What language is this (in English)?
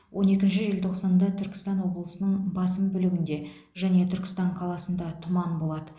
Kazakh